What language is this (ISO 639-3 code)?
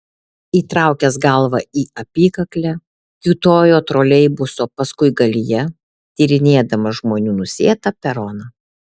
lit